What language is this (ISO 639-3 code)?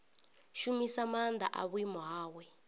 ven